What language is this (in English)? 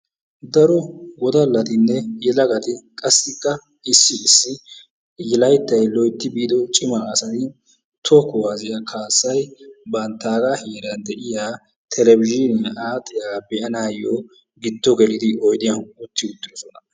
Wolaytta